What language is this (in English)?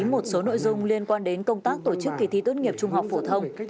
Vietnamese